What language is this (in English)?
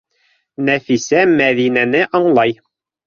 Bashkir